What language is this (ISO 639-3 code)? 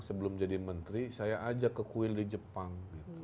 ind